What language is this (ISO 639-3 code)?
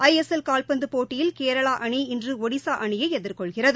tam